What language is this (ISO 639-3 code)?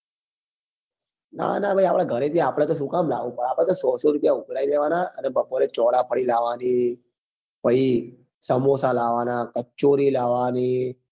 guj